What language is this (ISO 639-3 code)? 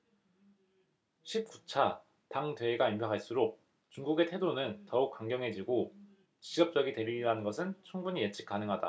kor